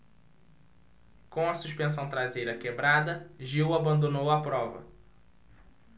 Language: Portuguese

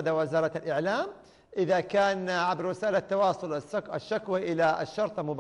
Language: Arabic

